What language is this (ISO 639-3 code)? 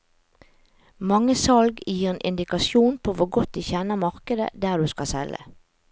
nor